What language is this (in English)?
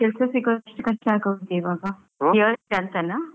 Kannada